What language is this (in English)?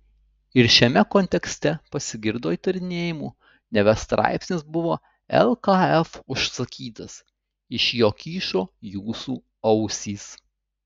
Lithuanian